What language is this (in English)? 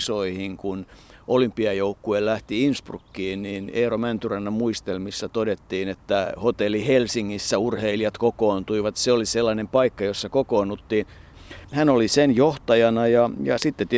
Finnish